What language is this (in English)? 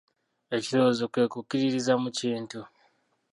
Ganda